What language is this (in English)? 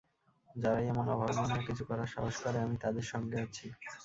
Bangla